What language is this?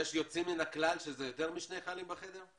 Hebrew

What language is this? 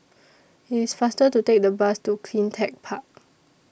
English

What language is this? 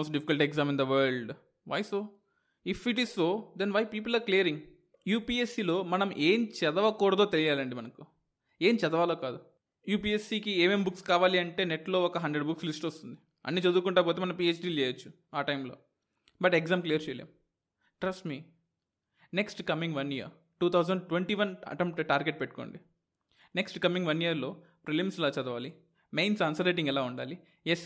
Telugu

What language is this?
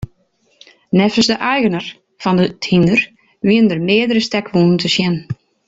Western Frisian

